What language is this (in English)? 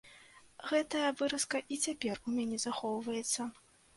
Belarusian